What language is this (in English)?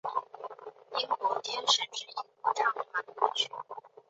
Chinese